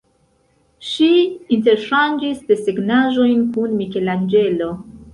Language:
Esperanto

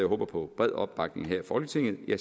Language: Danish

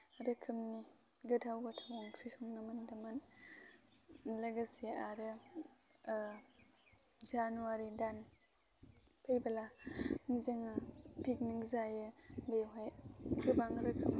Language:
Bodo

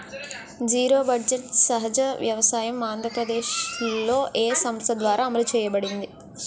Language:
Telugu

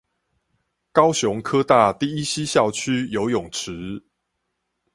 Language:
Chinese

